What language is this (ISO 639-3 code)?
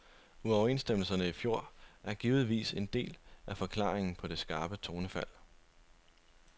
dan